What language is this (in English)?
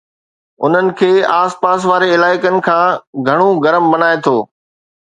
Sindhi